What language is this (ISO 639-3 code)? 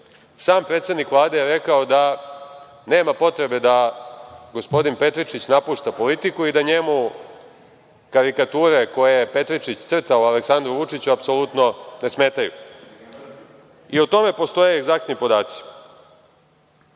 srp